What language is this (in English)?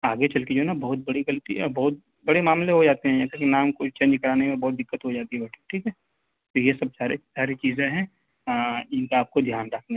Urdu